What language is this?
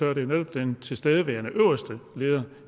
Danish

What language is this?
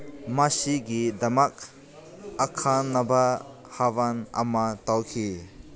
Manipuri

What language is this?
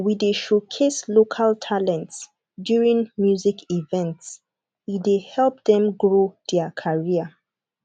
Nigerian Pidgin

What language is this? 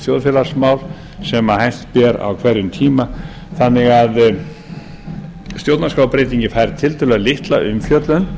Icelandic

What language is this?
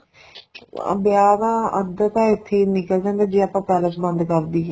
Punjabi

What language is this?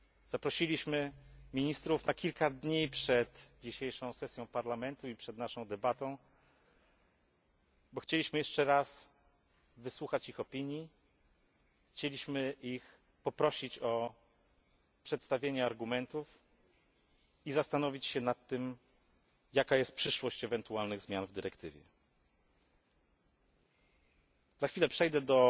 Polish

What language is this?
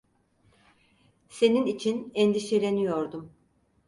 Turkish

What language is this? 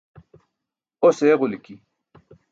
Burushaski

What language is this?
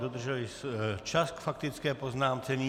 Czech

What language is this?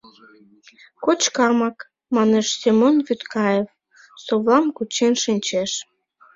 Mari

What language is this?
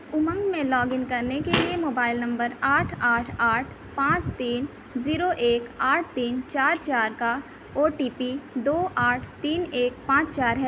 Urdu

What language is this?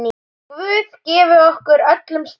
Icelandic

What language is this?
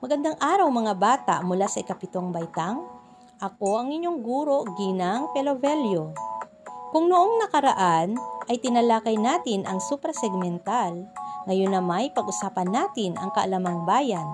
Filipino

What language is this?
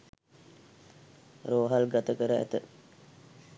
Sinhala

